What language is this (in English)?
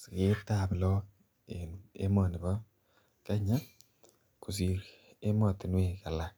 Kalenjin